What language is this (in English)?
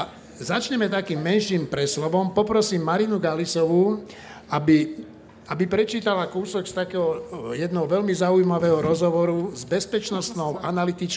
Slovak